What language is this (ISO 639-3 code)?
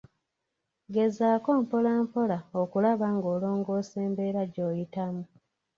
lug